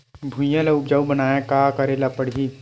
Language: Chhattisgarhi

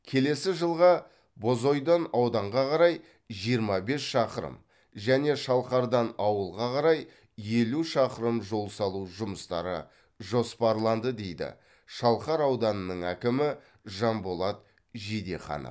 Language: Kazakh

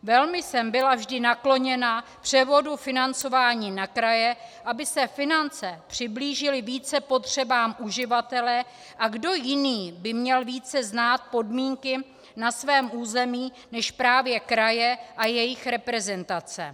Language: Czech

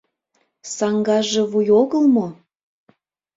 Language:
Mari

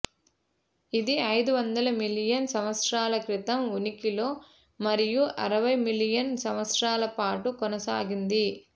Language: Telugu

